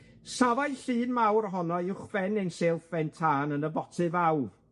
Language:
Welsh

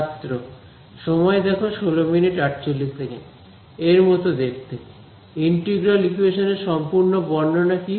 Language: Bangla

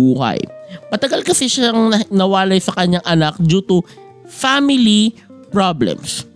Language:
Filipino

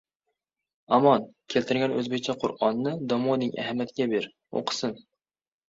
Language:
Uzbek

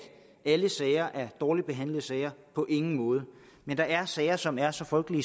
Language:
Danish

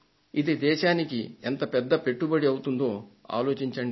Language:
Telugu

